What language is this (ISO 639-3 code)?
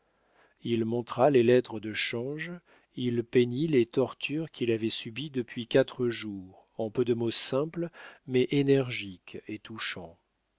fra